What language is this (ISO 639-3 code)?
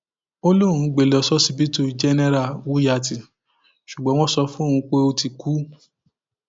yor